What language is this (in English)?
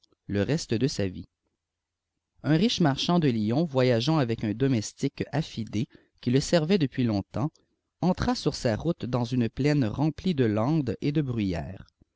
French